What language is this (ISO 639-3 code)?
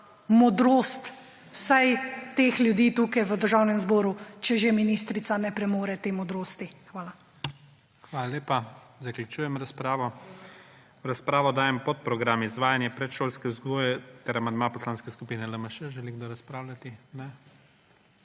slv